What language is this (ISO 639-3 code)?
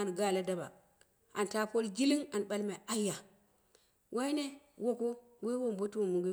kna